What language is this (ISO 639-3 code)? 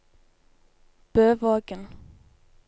nor